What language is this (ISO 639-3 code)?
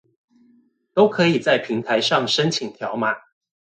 zho